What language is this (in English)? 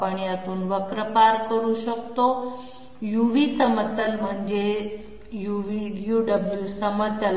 Marathi